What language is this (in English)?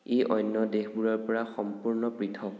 Assamese